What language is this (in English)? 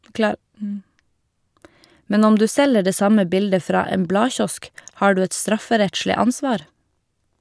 Norwegian